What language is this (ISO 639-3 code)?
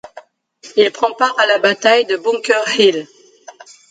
fra